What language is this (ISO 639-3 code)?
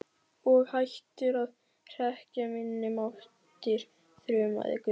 isl